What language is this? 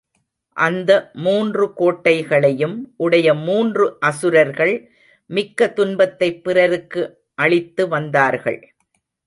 Tamil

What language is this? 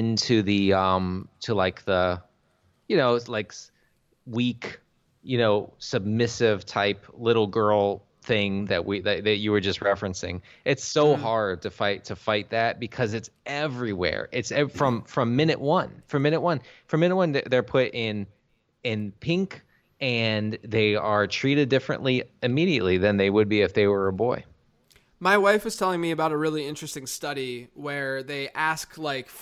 English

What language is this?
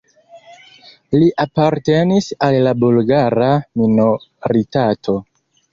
Esperanto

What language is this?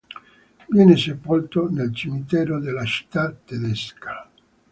Italian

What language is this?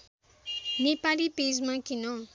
Nepali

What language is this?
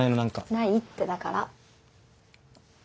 Japanese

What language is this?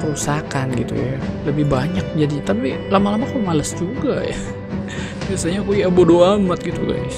Indonesian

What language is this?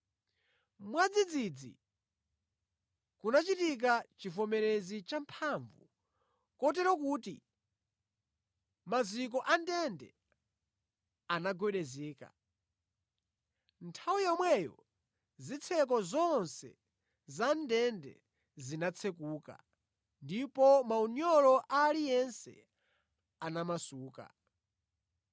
Nyanja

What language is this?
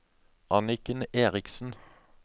Norwegian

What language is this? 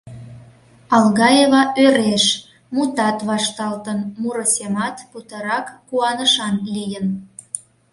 Mari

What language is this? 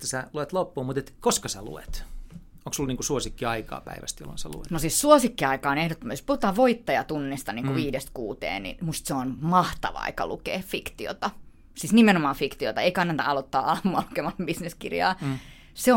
Finnish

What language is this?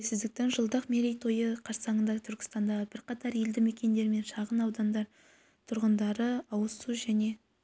Kazakh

